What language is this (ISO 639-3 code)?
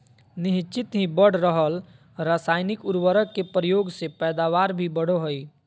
mag